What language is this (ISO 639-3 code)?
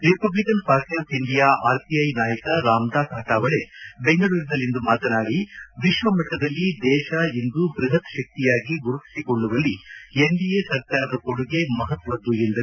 kan